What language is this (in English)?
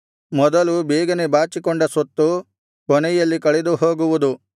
Kannada